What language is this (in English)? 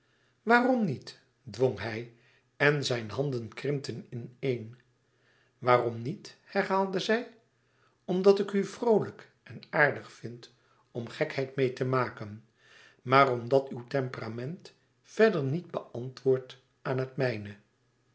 Dutch